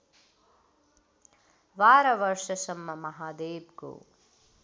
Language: Nepali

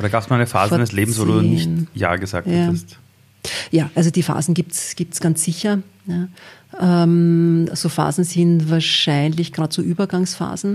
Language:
German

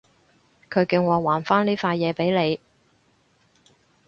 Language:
Cantonese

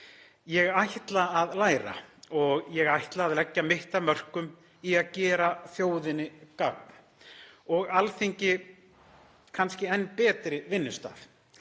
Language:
Icelandic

